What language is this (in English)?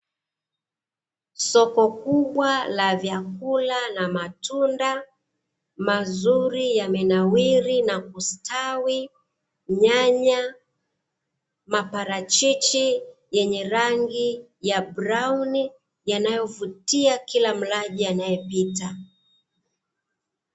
Swahili